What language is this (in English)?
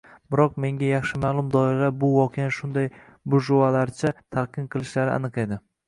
Uzbek